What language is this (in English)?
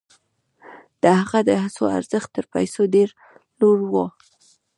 Pashto